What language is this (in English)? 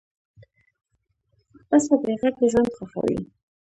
Pashto